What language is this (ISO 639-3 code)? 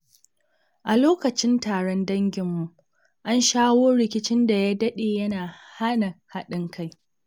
hau